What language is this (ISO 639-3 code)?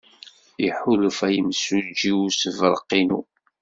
kab